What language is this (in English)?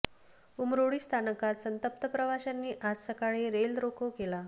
Marathi